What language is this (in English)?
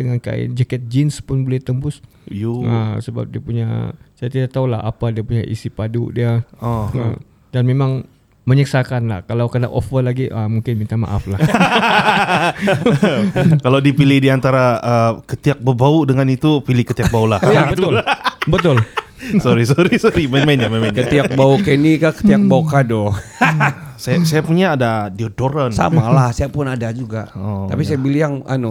Malay